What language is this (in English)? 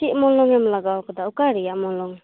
Santali